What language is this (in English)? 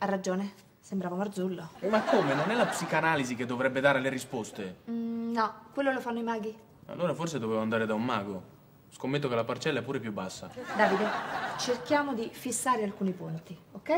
Italian